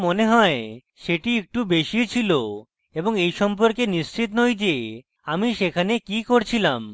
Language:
Bangla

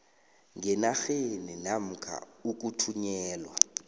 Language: South Ndebele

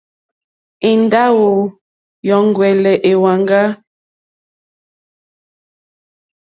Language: Mokpwe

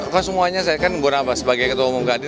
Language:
Indonesian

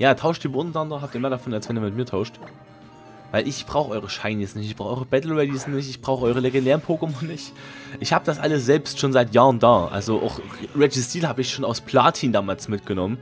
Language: German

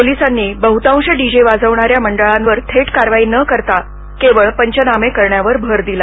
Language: Marathi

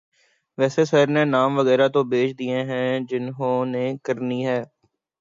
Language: Urdu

